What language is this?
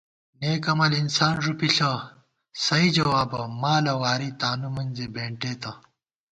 Gawar-Bati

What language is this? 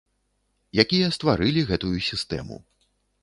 Belarusian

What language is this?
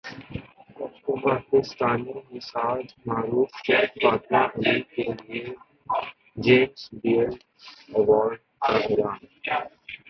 Urdu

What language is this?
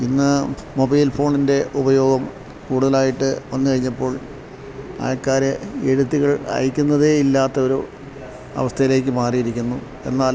Malayalam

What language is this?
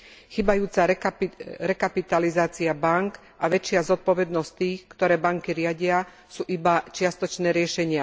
Slovak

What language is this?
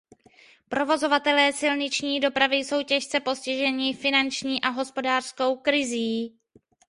Czech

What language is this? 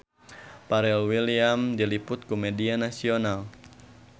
Sundanese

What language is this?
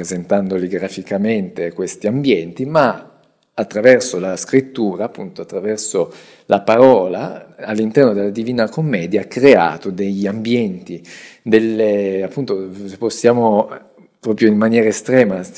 Italian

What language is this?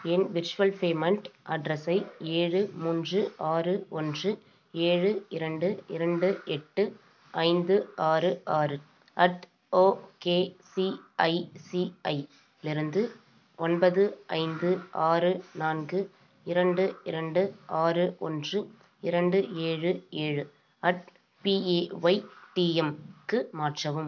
Tamil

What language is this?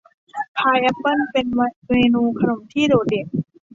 Thai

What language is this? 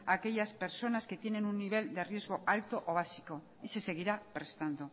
Spanish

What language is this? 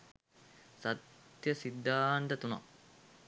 Sinhala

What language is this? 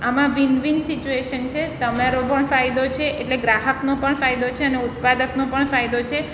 Gujarati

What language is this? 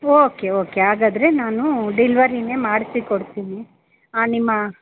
Kannada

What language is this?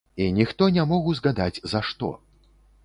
Belarusian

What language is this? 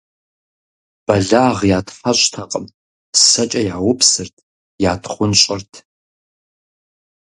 Kabardian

